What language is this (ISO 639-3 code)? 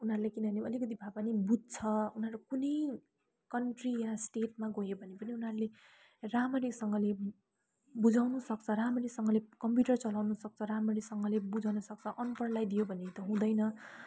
nep